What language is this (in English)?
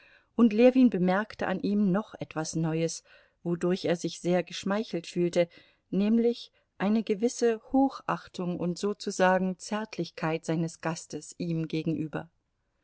German